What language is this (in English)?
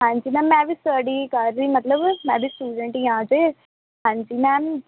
Punjabi